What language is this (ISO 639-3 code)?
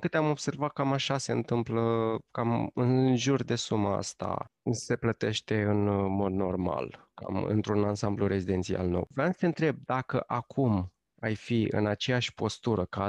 ron